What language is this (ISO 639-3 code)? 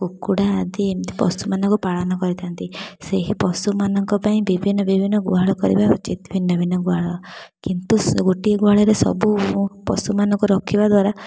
ori